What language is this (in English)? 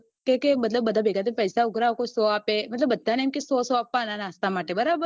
Gujarati